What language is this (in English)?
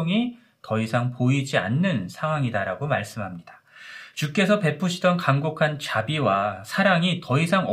Korean